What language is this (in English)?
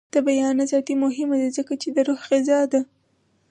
Pashto